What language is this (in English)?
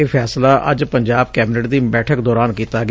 Punjabi